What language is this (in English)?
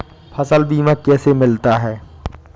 Hindi